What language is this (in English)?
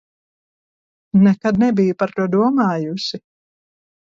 Latvian